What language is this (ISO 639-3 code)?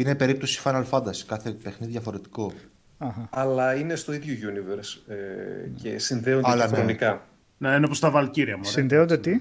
ell